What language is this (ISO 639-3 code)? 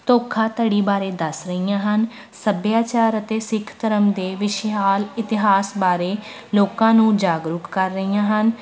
pan